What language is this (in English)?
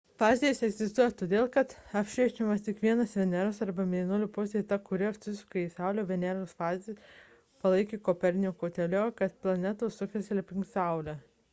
Lithuanian